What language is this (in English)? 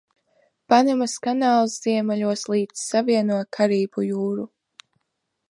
Latvian